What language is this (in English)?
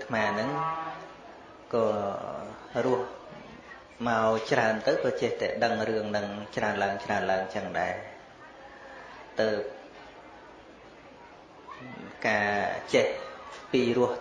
Vietnamese